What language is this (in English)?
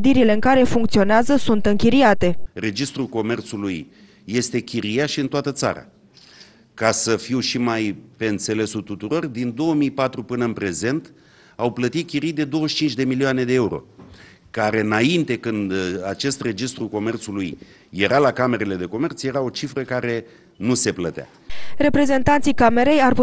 Romanian